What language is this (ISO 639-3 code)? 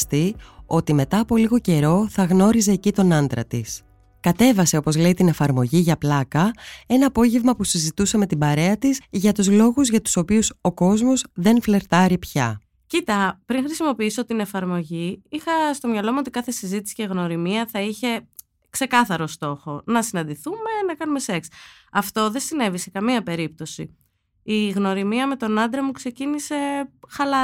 ell